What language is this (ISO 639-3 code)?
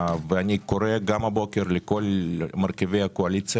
heb